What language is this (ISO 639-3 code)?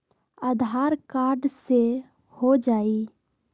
mag